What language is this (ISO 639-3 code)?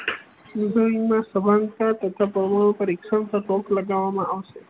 guj